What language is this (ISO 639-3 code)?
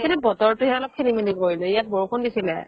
asm